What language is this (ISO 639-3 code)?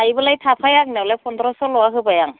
brx